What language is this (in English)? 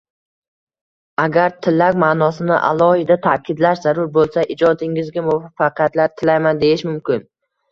Uzbek